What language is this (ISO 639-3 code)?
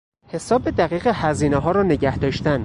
fas